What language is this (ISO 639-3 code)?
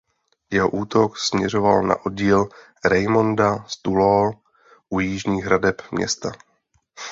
ces